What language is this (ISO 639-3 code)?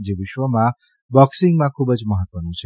guj